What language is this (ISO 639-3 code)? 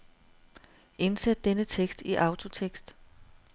dan